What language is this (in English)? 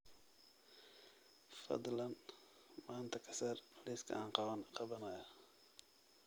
Somali